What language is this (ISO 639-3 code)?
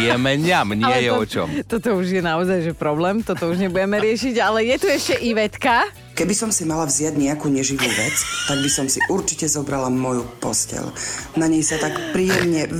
slk